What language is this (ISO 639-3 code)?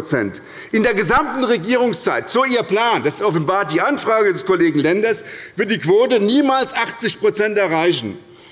deu